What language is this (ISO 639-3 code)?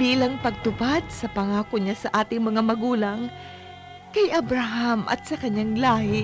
fil